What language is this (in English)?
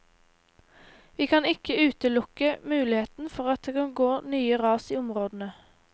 Norwegian